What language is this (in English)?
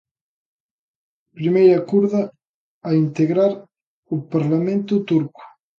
Galician